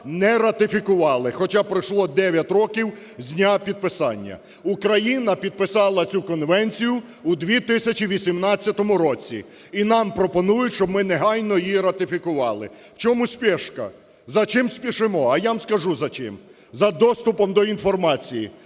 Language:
Ukrainian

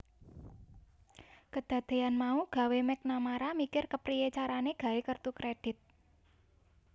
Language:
Javanese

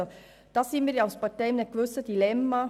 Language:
Swiss German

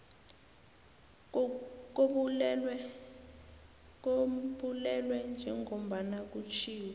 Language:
South Ndebele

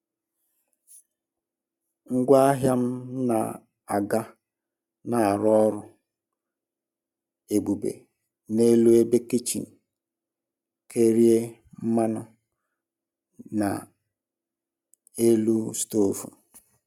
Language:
Igbo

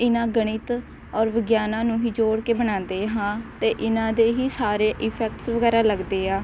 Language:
Punjabi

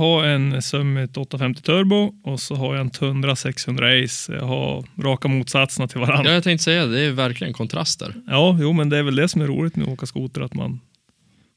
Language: Swedish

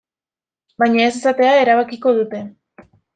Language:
Basque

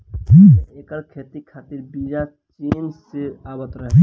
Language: Bhojpuri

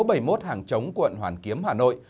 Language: Vietnamese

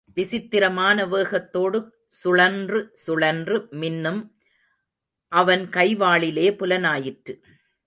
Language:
Tamil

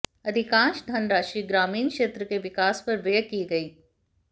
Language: Hindi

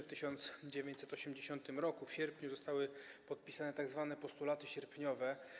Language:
Polish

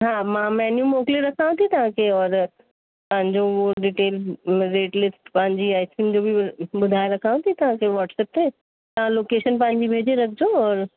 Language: Sindhi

